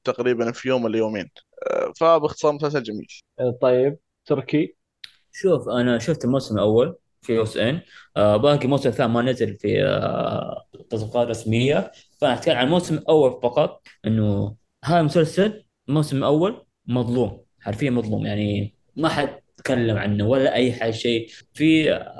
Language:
Arabic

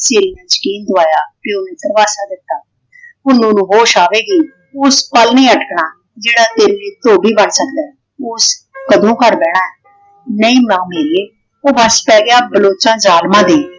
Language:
Punjabi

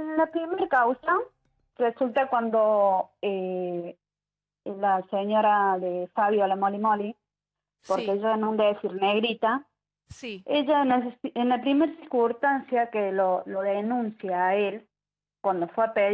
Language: Spanish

